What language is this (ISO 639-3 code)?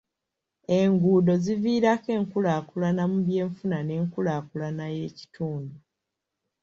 lug